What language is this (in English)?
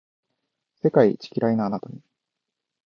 Japanese